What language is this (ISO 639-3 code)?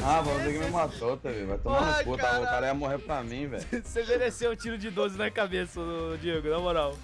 por